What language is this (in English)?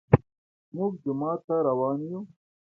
Pashto